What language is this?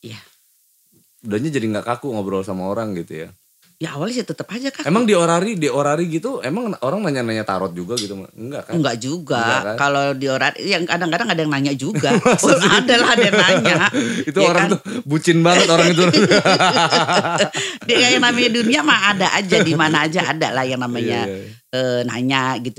Indonesian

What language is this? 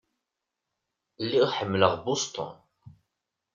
Kabyle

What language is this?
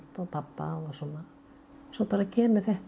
Icelandic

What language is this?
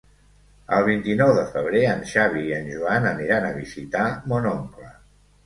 Catalan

